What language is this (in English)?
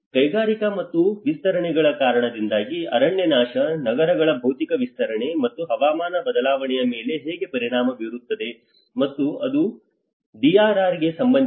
Kannada